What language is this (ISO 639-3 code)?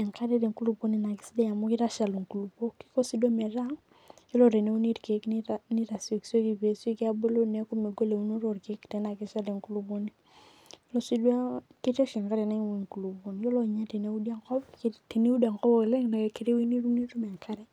mas